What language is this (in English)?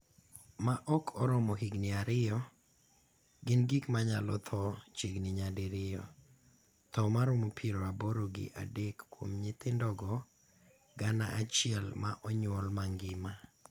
Luo (Kenya and Tanzania)